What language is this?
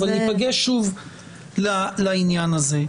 Hebrew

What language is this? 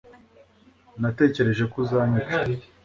Kinyarwanda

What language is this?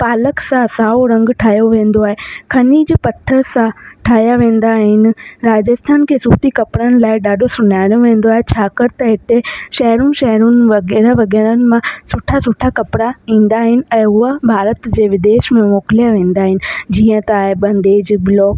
Sindhi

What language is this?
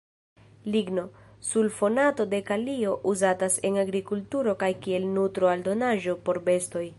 Esperanto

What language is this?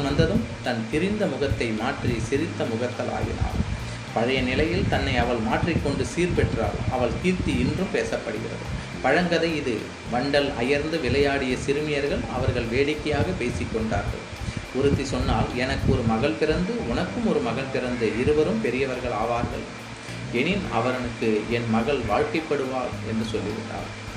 Tamil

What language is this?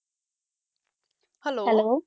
Punjabi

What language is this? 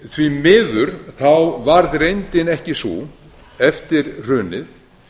Icelandic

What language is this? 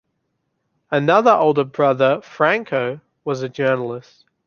English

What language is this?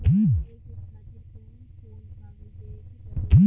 Bhojpuri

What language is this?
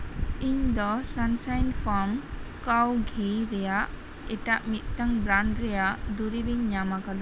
Santali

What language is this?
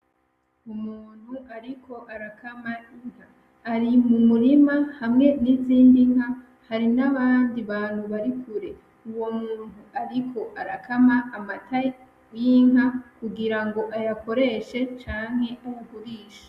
Rundi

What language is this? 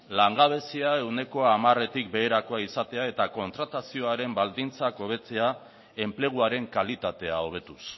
Basque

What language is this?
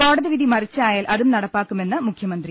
Malayalam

